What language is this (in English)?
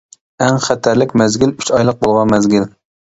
Uyghur